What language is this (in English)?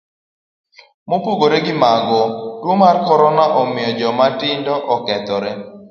Luo (Kenya and Tanzania)